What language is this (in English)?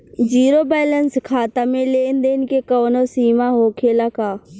Bhojpuri